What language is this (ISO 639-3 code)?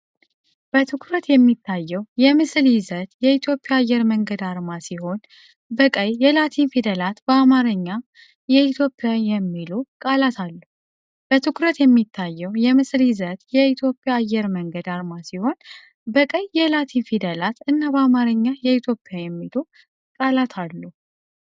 amh